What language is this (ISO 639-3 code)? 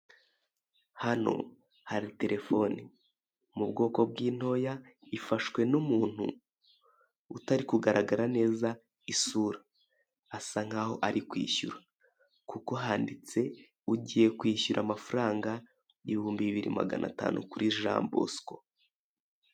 kin